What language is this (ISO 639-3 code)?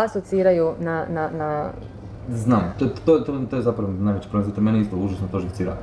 hrv